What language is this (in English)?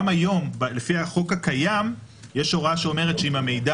Hebrew